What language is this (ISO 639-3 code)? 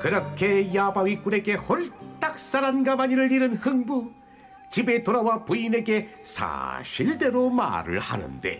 kor